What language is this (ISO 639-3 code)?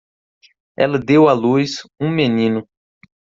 por